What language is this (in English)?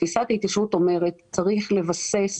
Hebrew